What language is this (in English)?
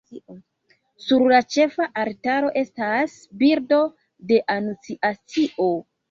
Esperanto